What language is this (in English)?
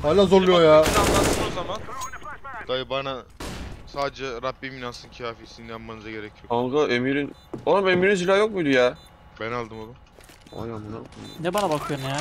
Turkish